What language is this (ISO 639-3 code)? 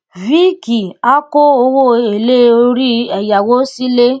yor